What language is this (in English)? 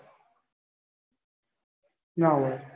Gujarati